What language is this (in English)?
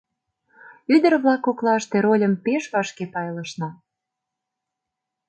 Mari